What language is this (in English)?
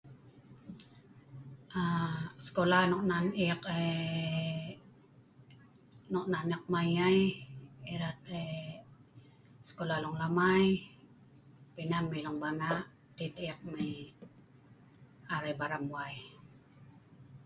Sa'ban